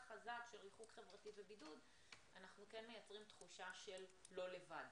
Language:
Hebrew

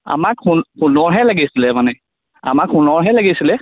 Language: Assamese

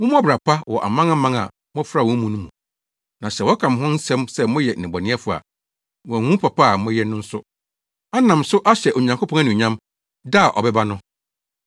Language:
Akan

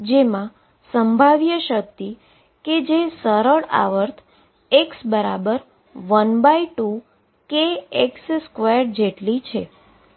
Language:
Gujarati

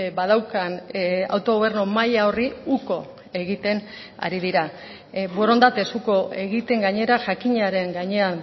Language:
Basque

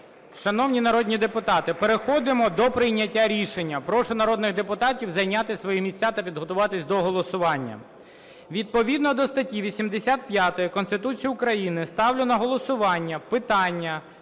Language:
Ukrainian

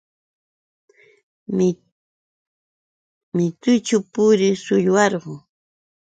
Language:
Yauyos Quechua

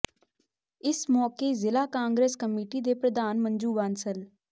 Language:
Punjabi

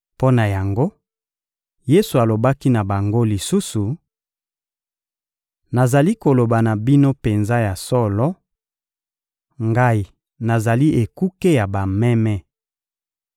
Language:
Lingala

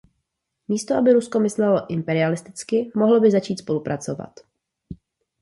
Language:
Czech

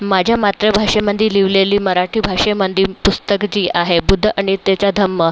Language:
Marathi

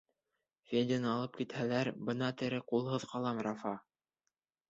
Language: Bashkir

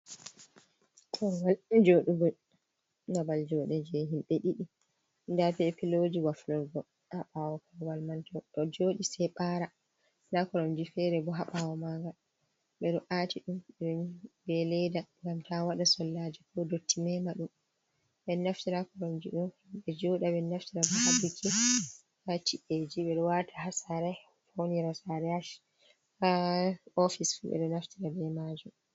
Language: Fula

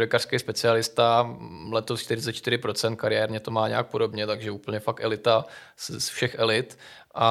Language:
Czech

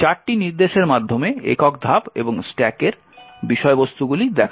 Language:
Bangla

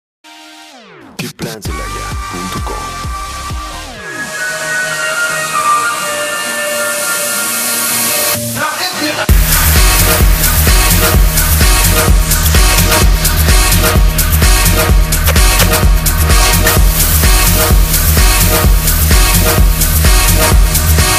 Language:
Korean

